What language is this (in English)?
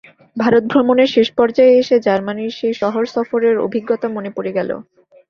Bangla